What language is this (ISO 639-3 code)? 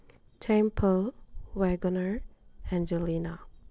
mni